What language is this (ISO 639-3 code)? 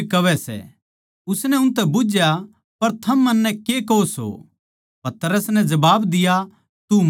bgc